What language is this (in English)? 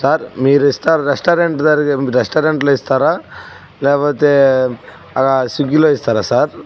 Telugu